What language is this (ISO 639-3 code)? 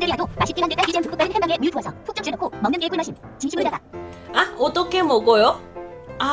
kor